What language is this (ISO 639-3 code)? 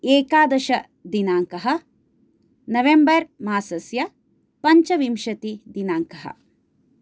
san